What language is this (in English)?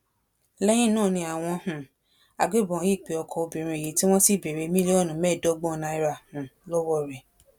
Yoruba